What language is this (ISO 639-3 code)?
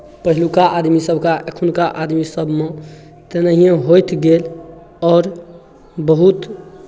mai